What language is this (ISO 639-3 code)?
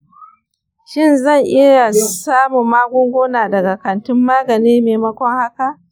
hau